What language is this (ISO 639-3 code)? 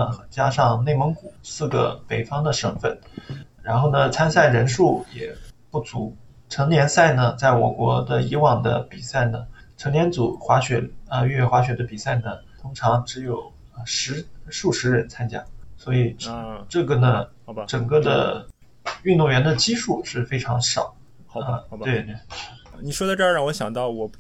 zho